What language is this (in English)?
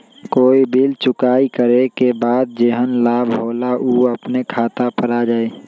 Magahi